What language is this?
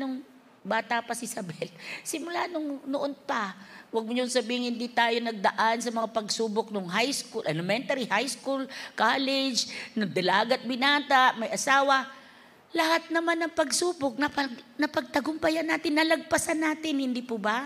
Filipino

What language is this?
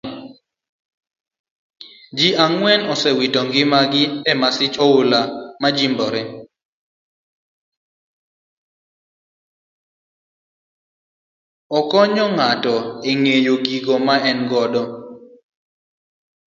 Luo (Kenya and Tanzania)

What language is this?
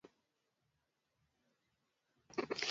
Swahili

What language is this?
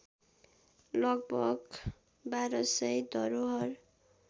Nepali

